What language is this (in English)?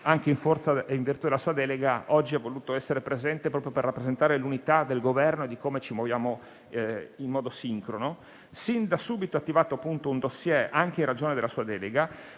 Italian